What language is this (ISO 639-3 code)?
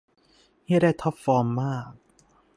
tha